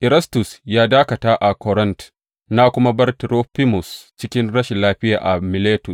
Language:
Hausa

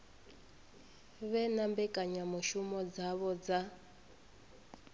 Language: Venda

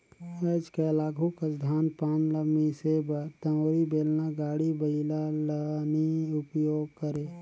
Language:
Chhattisgarhi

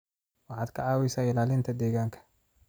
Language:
Somali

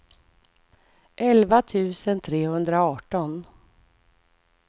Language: Swedish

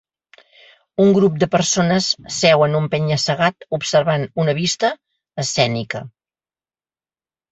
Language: Catalan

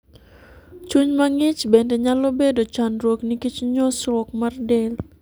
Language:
Luo (Kenya and Tanzania)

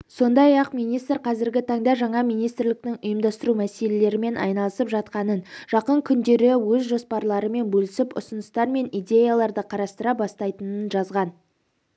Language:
Kazakh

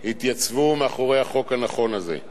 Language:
Hebrew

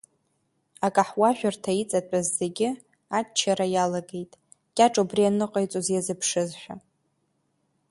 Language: Abkhazian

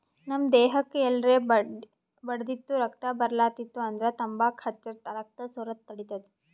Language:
Kannada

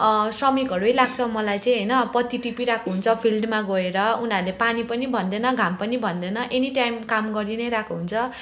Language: Nepali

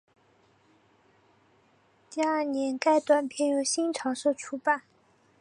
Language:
Chinese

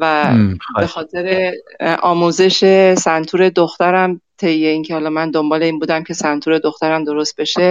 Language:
Persian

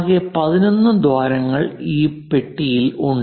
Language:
Malayalam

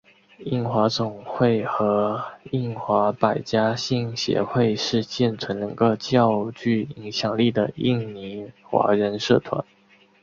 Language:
Chinese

